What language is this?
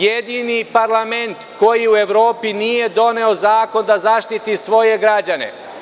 Serbian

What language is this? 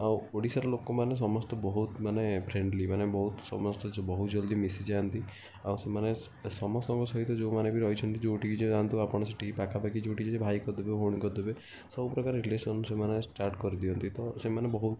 Odia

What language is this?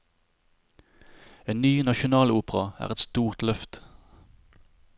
Norwegian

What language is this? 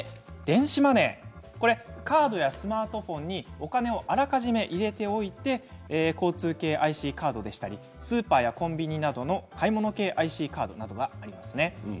Japanese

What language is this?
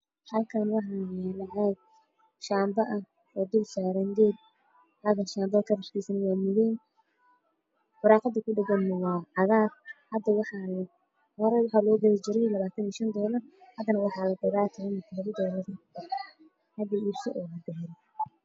Somali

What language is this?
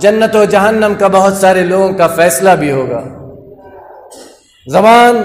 Arabic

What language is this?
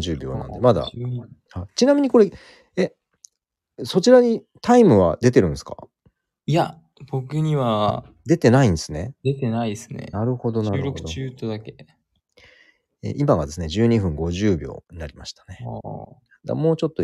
Japanese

